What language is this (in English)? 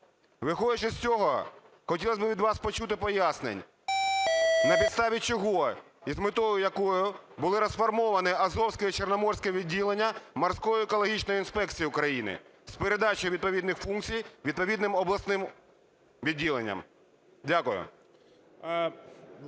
Ukrainian